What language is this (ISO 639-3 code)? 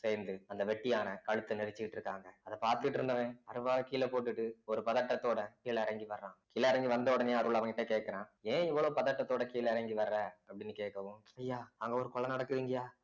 tam